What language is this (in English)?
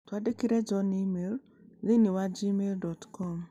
Kikuyu